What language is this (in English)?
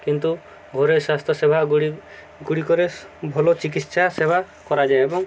Odia